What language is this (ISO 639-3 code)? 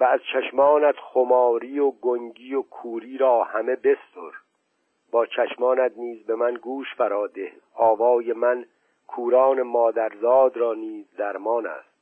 fas